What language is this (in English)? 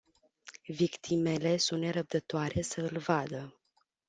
Romanian